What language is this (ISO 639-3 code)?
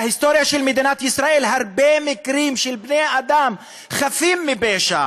heb